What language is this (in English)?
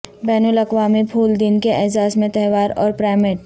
Urdu